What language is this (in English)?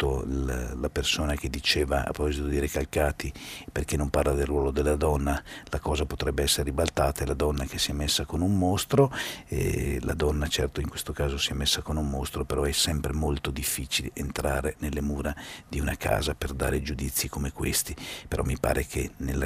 Italian